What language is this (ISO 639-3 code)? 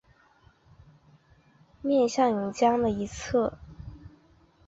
zho